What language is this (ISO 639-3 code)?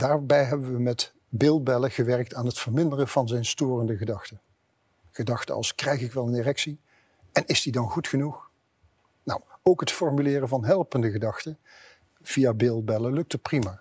nld